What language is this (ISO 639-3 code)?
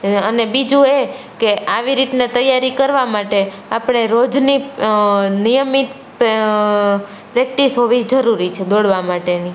guj